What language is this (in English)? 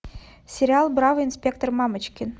Russian